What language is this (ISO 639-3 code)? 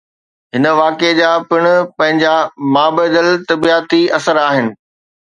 snd